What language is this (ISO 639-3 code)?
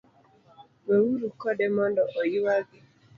luo